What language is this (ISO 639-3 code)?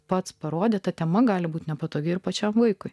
lit